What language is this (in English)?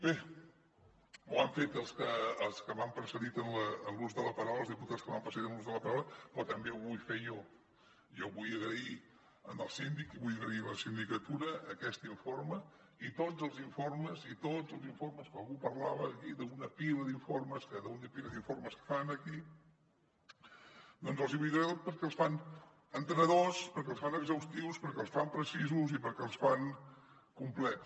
Catalan